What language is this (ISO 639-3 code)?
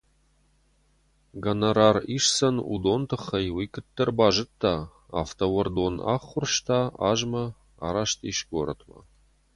oss